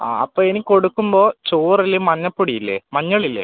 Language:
Malayalam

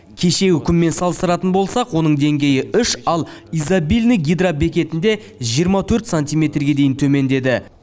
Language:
Kazakh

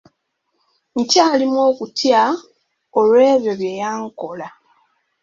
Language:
Ganda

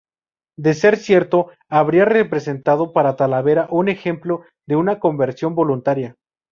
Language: Spanish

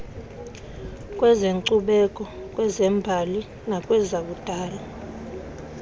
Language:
Xhosa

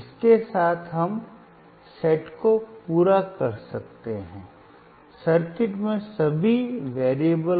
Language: Hindi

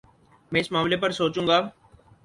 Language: Urdu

